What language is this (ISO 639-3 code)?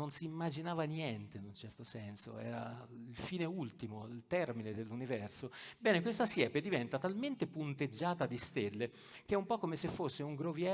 ita